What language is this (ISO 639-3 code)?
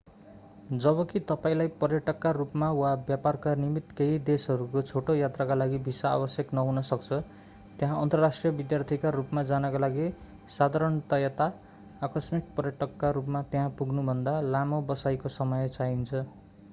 nep